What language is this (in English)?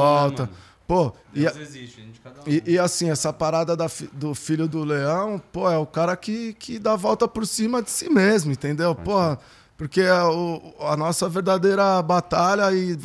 Portuguese